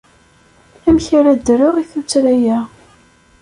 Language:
Kabyle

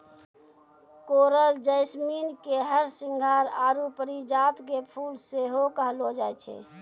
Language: Maithili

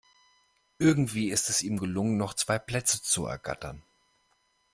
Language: German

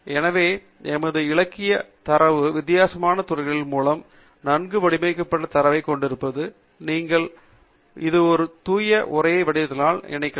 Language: Tamil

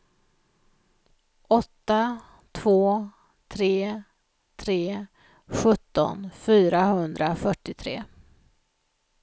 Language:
Swedish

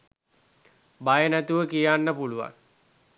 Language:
Sinhala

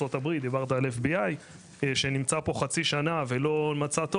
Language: Hebrew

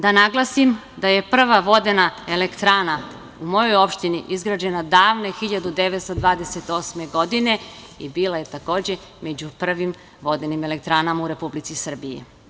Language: Serbian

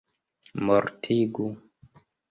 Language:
Esperanto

